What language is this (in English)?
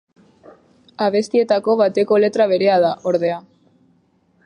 Basque